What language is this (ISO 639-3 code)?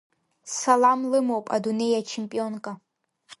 abk